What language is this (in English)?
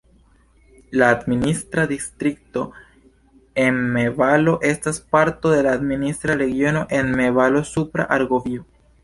Esperanto